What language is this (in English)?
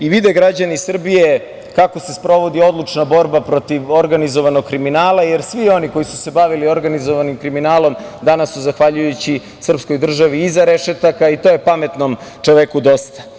Serbian